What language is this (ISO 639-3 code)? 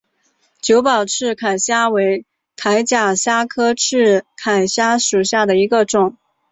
zho